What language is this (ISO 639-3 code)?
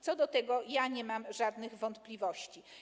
pol